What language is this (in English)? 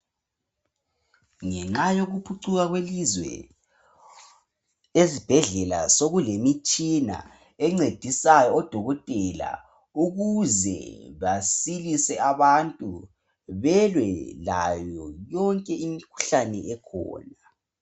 North Ndebele